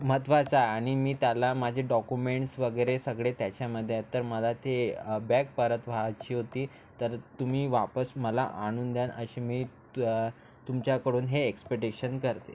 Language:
Marathi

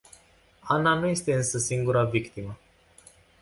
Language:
Romanian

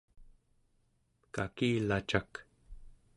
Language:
Central Yupik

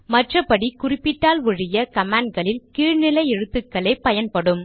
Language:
Tamil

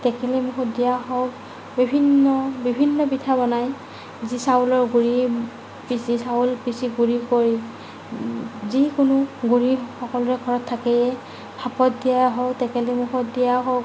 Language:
Assamese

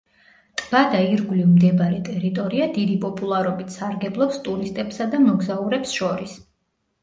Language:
Georgian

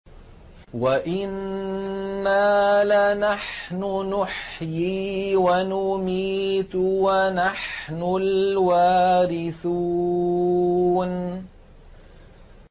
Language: Arabic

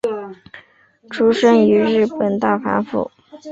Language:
Chinese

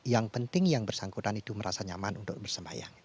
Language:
Indonesian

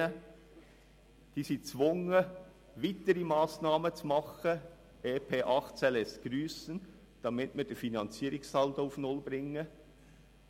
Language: Swiss German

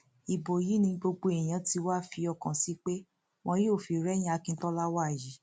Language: Yoruba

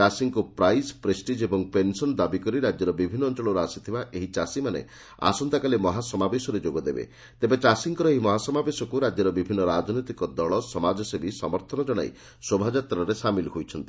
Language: Odia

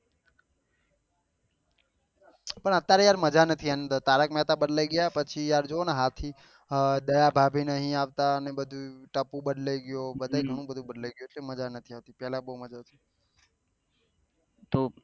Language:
Gujarati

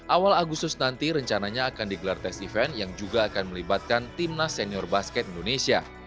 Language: Indonesian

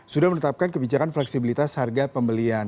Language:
Indonesian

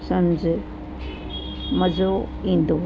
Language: Sindhi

